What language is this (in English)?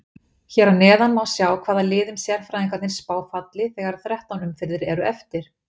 Icelandic